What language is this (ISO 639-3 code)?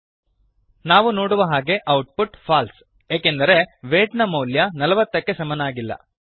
kan